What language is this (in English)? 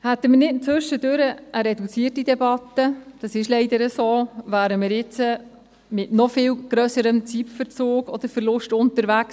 Swiss German